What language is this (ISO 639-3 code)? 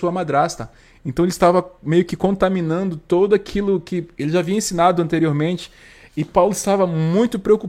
por